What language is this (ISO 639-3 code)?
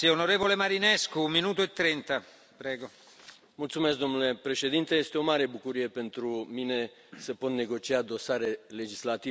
ron